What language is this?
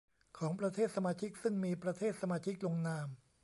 Thai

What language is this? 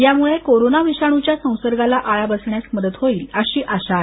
Marathi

